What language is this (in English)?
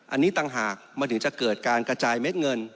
Thai